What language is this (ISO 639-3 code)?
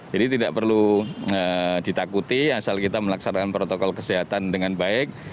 ind